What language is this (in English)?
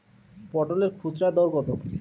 Bangla